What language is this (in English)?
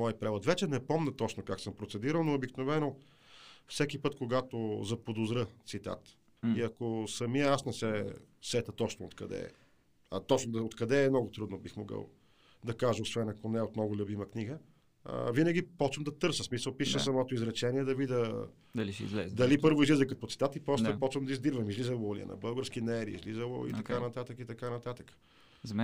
Bulgarian